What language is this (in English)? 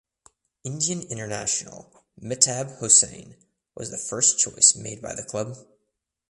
English